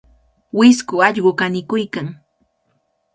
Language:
Cajatambo North Lima Quechua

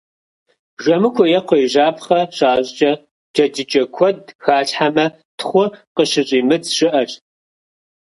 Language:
Kabardian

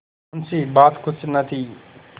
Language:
Hindi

